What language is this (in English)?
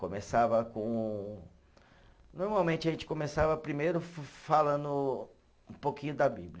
Portuguese